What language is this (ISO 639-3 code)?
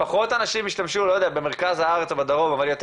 heb